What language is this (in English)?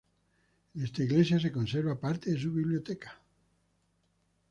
Spanish